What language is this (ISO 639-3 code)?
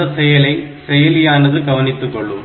tam